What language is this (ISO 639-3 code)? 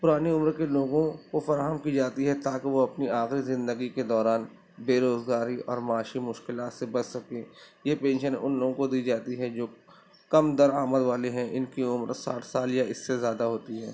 urd